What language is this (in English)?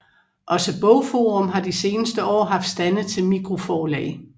Danish